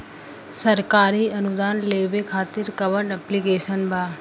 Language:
Bhojpuri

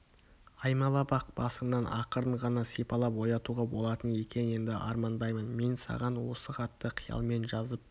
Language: Kazakh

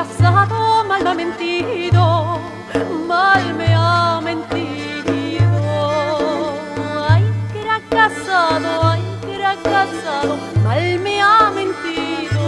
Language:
Turkish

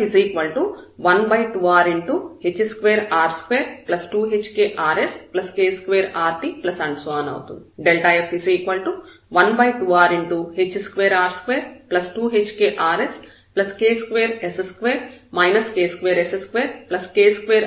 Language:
Telugu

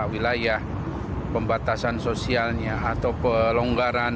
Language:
Indonesian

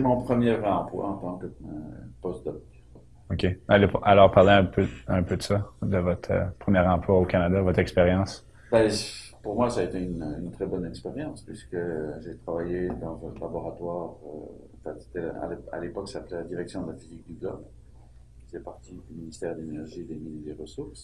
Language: French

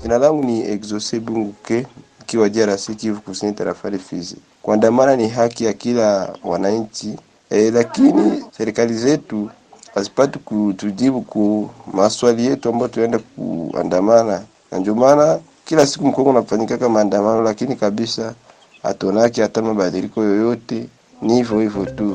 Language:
Swahili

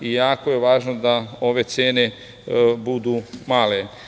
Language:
Serbian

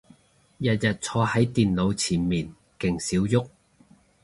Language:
Cantonese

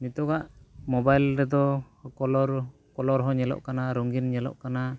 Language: Santali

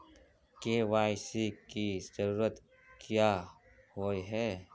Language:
Magahi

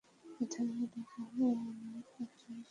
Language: Bangla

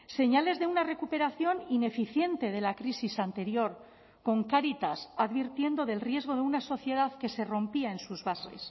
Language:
Spanish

